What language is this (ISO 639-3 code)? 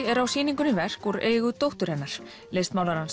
isl